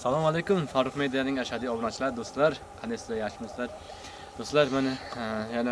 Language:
Turkish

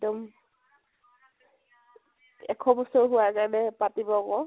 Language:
Assamese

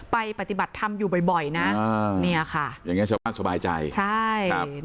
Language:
Thai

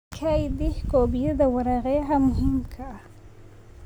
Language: Somali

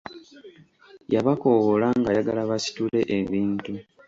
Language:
Ganda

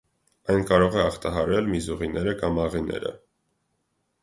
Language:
Armenian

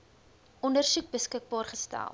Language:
Afrikaans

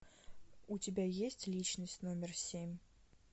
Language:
Russian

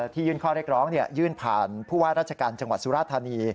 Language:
Thai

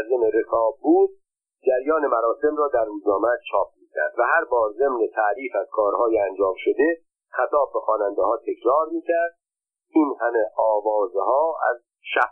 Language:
Persian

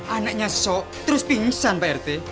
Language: Indonesian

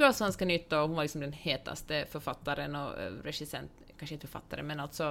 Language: Swedish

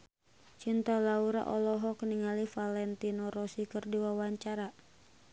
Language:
Sundanese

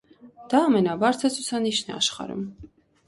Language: Armenian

